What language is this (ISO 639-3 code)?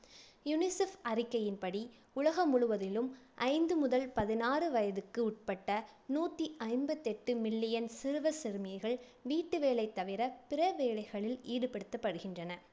tam